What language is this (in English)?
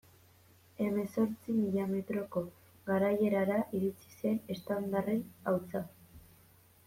Basque